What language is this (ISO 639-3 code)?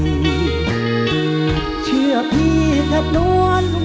tha